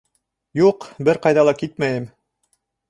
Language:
Bashkir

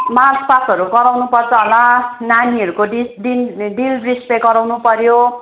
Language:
Nepali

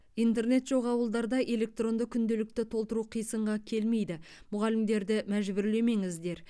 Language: Kazakh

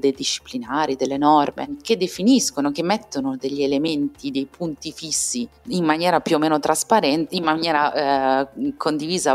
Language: Italian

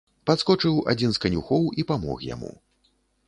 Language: Belarusian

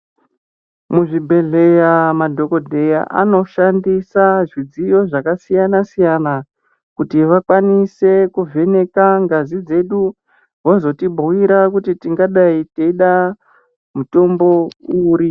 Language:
Ndau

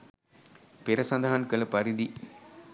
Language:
Sinhala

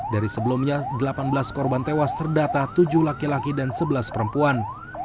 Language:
Indonesian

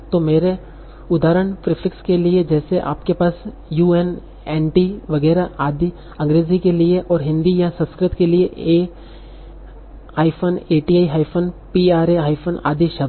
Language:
Hindi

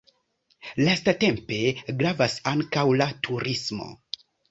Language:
Esperanto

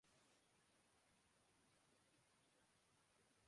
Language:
Urdu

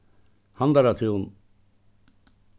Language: Faroese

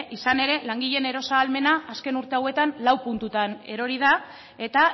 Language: Basque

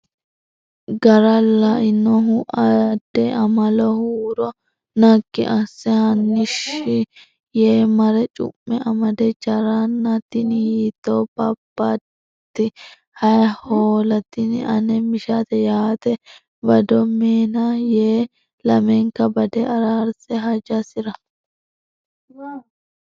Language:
Sidamo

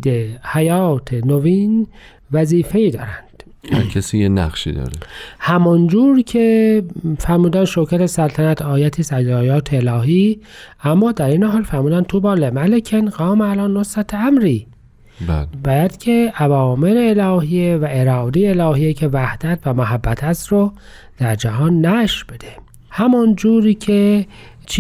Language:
Persian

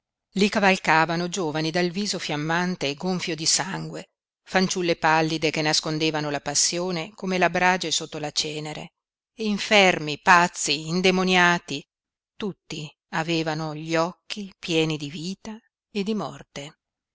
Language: Italian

